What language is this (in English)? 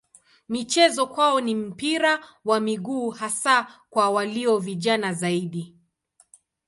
Swahili